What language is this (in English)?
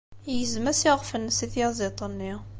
Kabyle